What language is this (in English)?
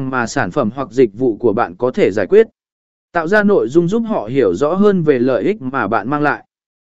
Vietnamese